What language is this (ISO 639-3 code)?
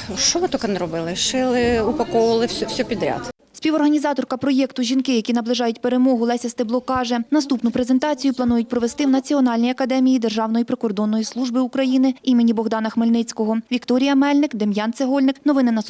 ukr